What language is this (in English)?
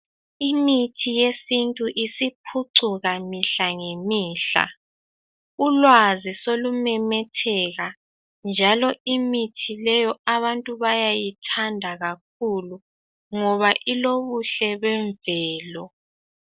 North Ndebele